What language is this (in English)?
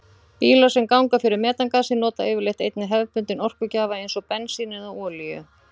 Icelandic